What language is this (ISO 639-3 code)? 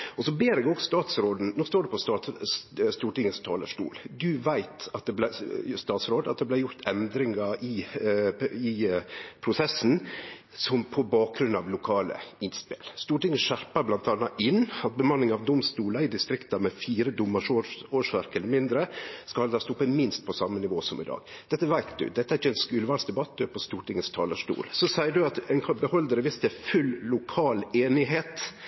nno